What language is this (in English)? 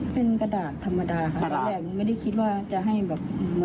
Thai